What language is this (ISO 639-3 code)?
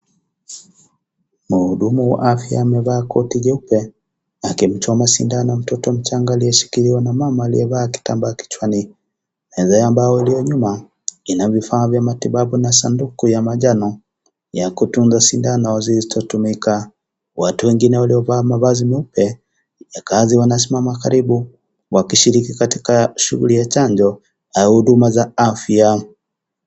swa